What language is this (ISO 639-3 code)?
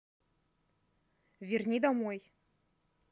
rus